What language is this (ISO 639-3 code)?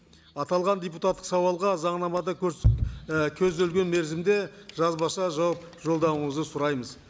kaz